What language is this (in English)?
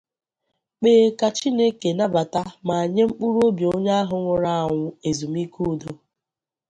Igbo